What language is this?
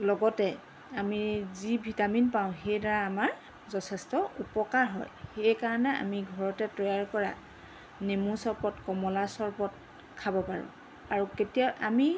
Assamese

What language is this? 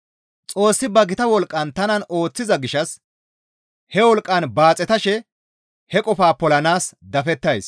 Gamo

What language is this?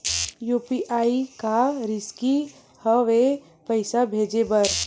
Chhattisgarhi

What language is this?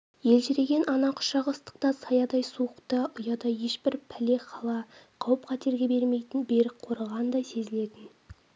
Kazakh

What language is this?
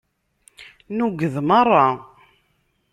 Kabyle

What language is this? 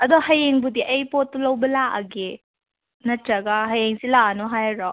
Manipuri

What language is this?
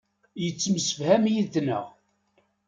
Kabyle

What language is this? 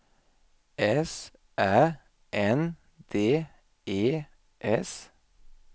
Swedish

